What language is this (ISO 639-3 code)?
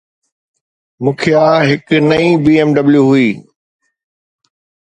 snd